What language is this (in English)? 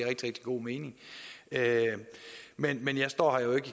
Danish